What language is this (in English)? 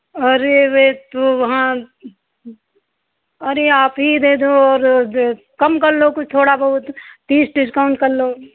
Hindi